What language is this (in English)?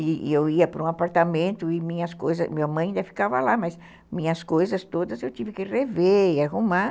Portuguese